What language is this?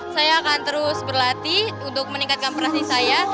Indonesian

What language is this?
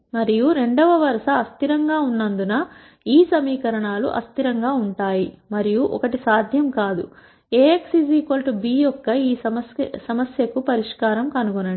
Telugu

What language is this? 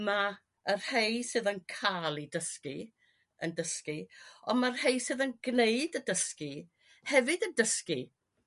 Welsh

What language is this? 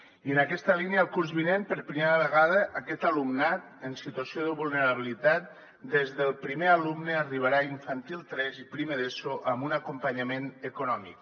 Catalan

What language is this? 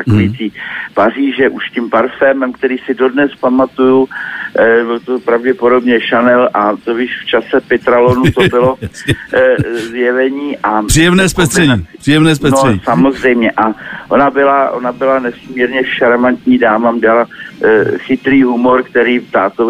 Czech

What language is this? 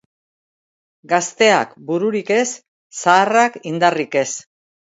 Basque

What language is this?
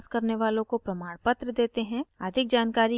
Hindi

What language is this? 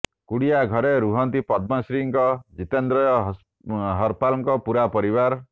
Odia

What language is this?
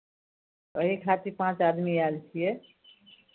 Maithili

